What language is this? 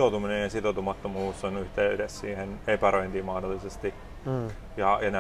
Finnish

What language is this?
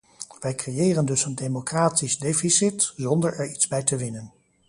Dutch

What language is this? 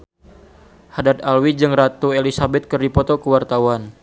Sundanese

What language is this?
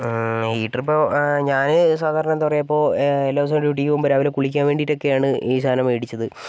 Malayalam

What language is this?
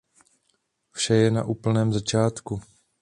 Czech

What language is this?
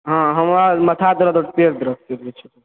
Maithili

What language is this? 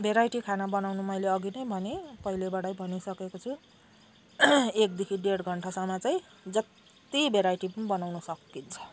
Nepali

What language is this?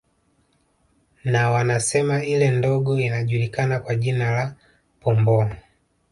Swahili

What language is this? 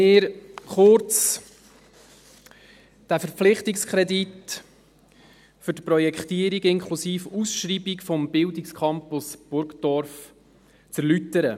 Swiss German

